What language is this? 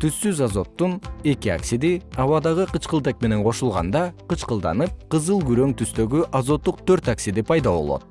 Kyrgyz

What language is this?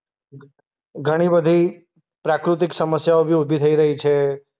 Gujarati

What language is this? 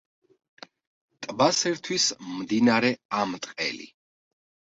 Georgian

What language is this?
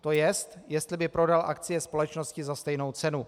Czech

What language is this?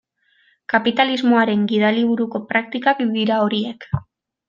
Basque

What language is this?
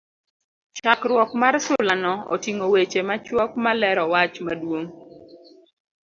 Luo (Kenya and Tanzania)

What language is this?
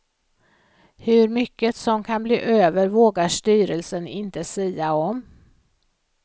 Swedish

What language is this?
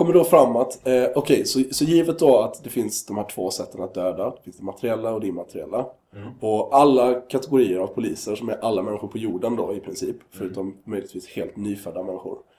Swedish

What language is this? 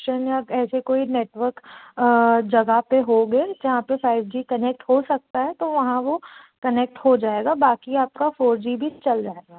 Hindi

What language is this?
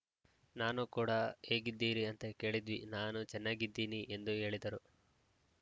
Kannada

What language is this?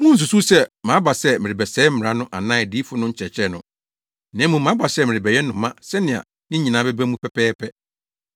Akan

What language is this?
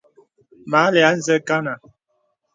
Bebele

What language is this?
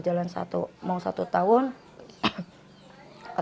Indonesian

